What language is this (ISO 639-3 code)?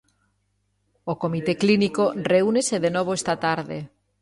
glg